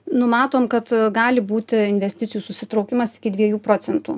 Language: Lithuanian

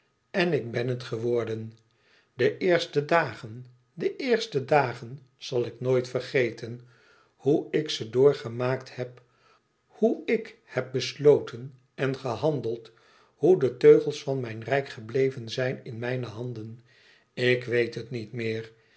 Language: Dutch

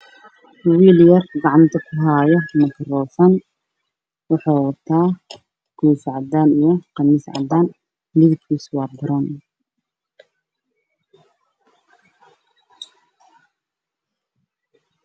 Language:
Somali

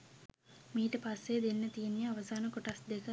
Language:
Sinhala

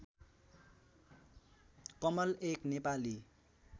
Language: Nepali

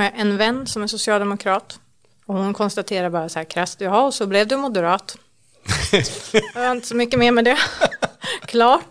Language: Swedish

